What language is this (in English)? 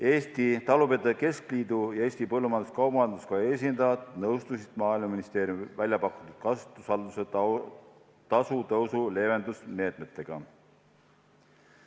Estonian